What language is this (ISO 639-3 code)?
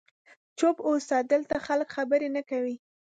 pus